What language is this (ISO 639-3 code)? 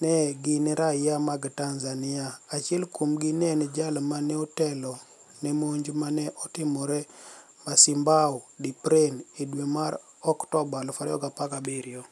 luo